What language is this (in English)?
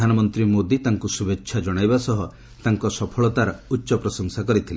Odia